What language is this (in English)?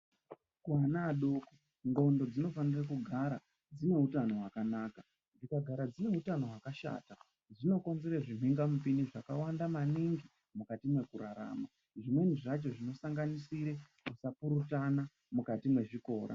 Ndau